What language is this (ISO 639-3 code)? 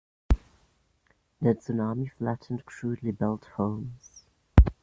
eng